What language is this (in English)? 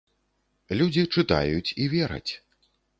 Belarusian